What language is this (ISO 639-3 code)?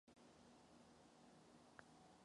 ces